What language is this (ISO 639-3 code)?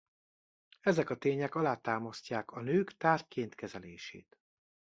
hun